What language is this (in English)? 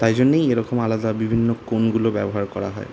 Bangla